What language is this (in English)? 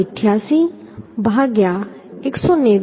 Gujarati